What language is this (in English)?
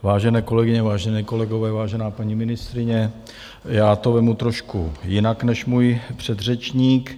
Czech